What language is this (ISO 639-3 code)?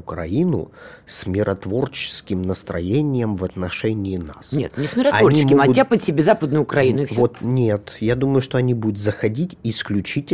rus